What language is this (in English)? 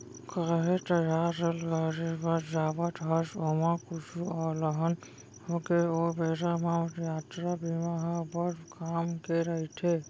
Chhattisgarhi